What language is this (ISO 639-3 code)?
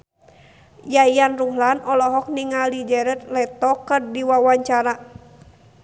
sun